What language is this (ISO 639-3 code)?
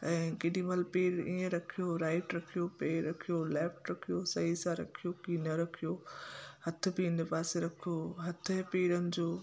snd